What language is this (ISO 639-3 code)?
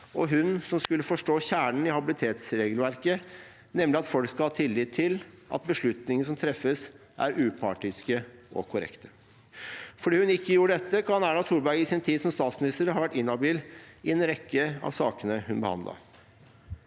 nor